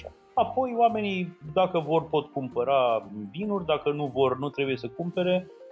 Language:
Romanian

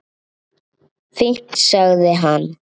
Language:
Icelandic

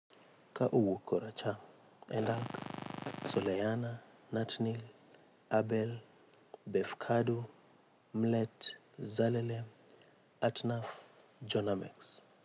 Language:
Luo (Kenya and Tanzania)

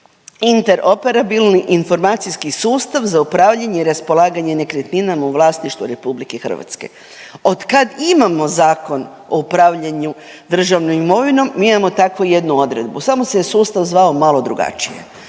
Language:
Croatian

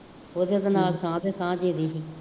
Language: Punjabi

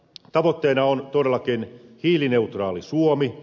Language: Finnish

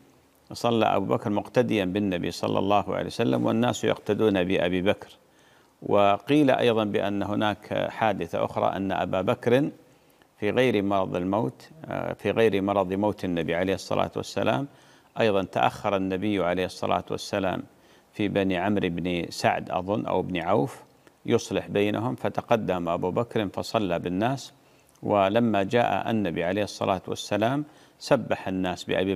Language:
Arabic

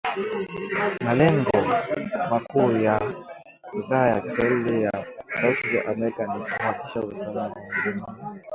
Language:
Swahili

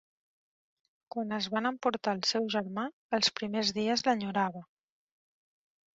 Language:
Catalan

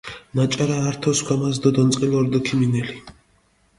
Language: Mingrelian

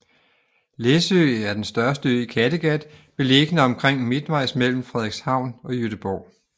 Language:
Danish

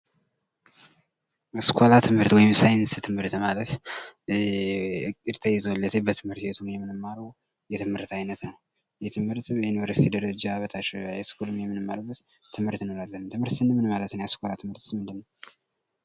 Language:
Amharic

